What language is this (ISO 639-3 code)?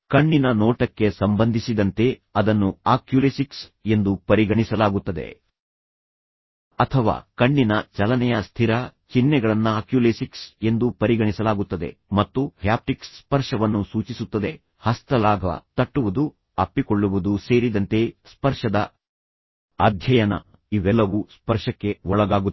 kan